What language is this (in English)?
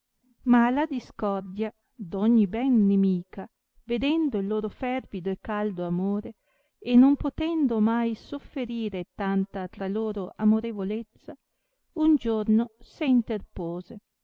Italian